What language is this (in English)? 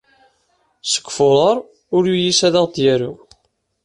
Kabyle